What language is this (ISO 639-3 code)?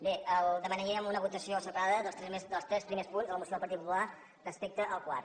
cat